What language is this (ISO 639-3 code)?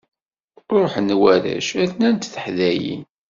kab